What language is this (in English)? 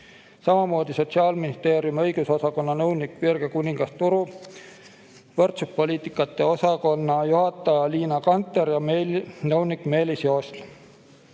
Estonian